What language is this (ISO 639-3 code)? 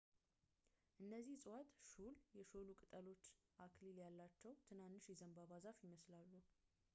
amh